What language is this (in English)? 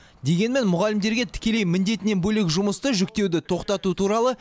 Kazakh